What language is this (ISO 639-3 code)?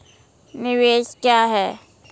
mai